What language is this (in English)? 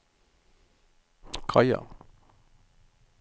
Norwegian